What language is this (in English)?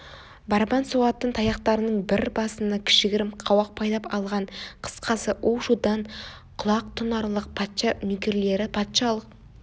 Kazakh